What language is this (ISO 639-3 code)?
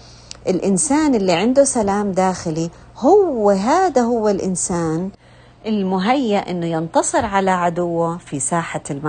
ara